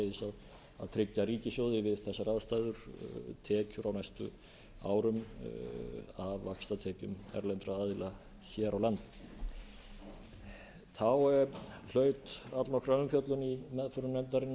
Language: Icelandic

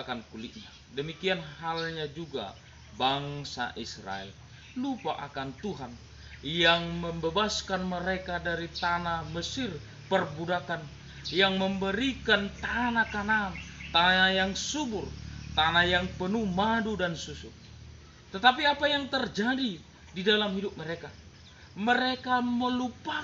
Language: Indonesian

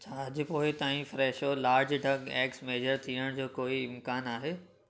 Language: Sindhi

